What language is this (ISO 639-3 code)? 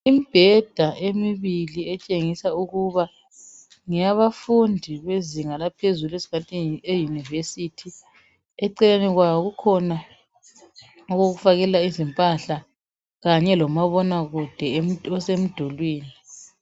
nde